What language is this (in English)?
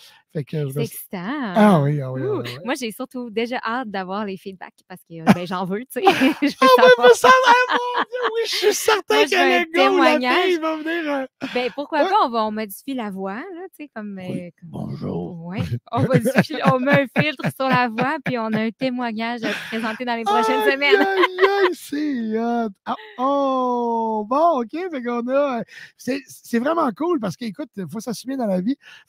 French